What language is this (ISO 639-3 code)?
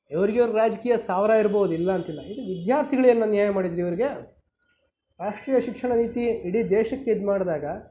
kan